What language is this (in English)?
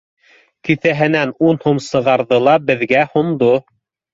Bashkir